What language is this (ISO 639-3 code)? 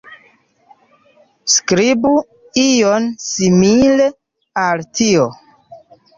epo